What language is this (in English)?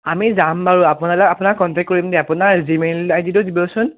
Assamese